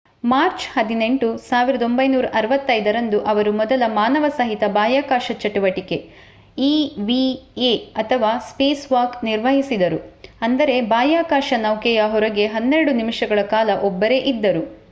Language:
Kannada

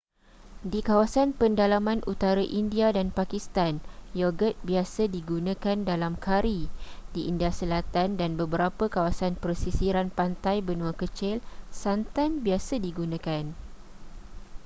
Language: Malay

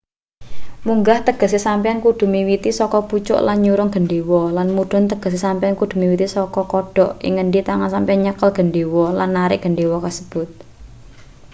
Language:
Javanese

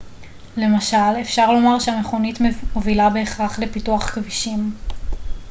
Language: Hebrew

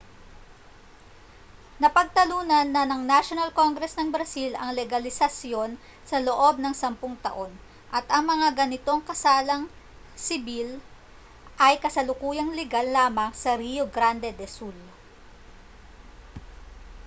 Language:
Filipino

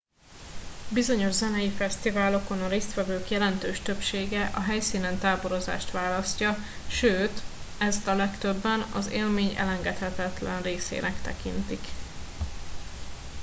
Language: Hungarian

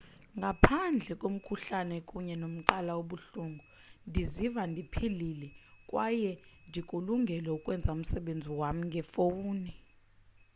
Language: Xhosa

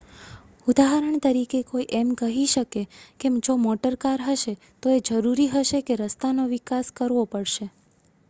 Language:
Gujarati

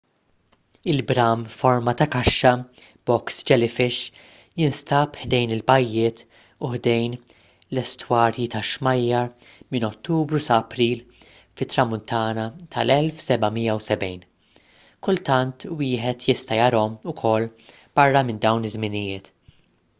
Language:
Maltese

